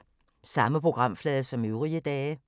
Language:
Danish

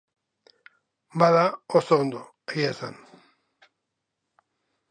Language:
Basque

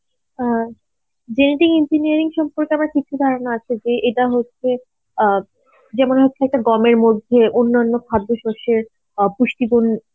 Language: Bangla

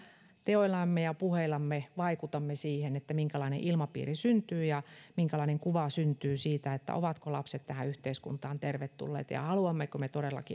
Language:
Finnish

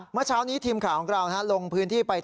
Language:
Thai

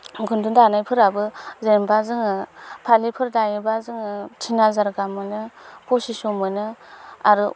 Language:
Bodo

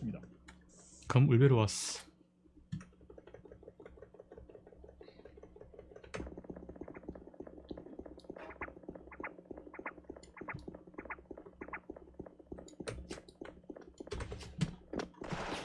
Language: Korean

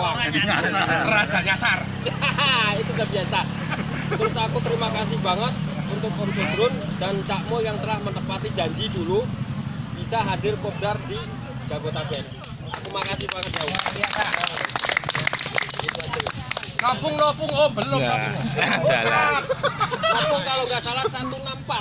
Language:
Indonesian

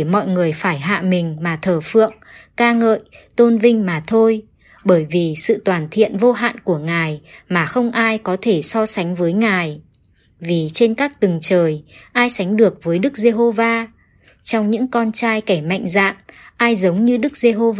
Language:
Vietnamese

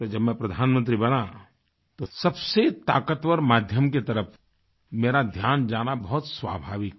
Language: Hindi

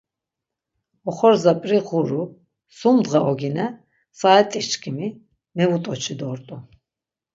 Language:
Laz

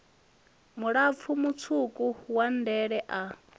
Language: Venda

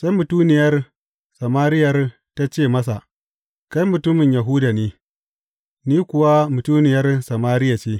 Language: Hausa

